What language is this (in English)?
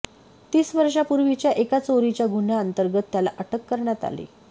Marathi